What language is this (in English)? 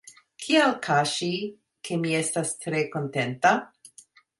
Esperanto